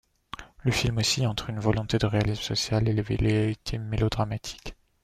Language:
French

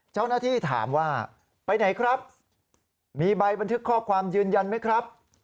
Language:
Thai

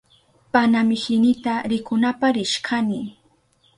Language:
Southern Pastaza Quechua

